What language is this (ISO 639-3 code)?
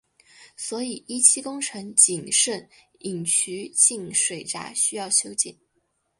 zho